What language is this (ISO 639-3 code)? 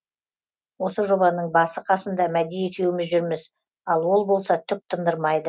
kaz